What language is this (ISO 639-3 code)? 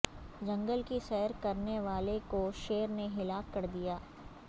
urd